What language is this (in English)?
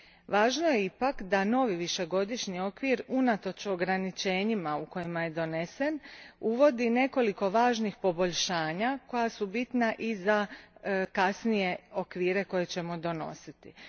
Croatian